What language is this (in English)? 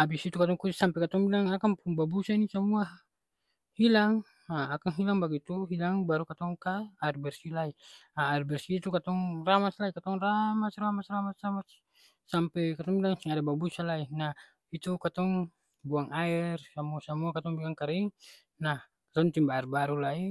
Ambonese Malay